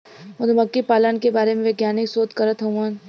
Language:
Bhojpuri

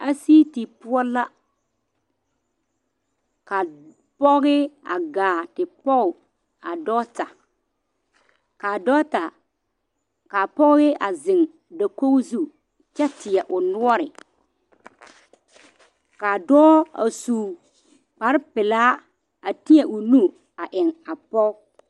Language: Southern Dagaare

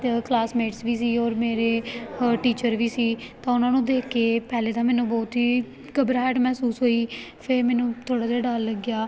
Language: Punjabi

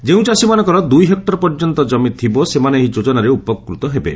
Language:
Odia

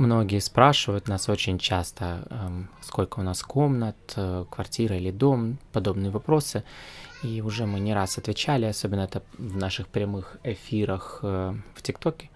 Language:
Russian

